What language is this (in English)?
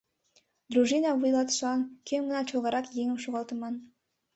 Mari